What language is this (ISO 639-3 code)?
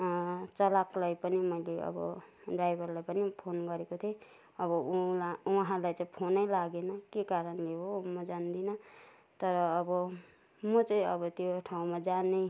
nep